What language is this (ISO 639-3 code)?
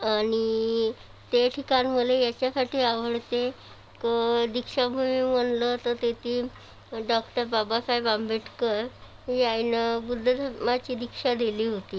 mar